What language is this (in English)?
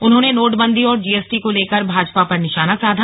Hindi